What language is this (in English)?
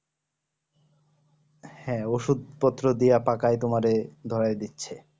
Bangla